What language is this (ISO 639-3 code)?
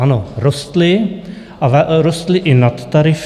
ces